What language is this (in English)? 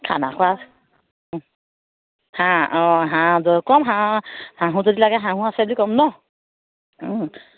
Assamese